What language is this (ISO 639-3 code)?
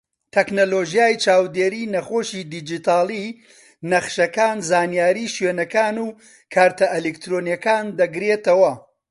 ckb